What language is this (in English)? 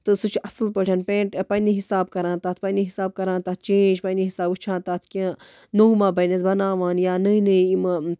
Kashmiri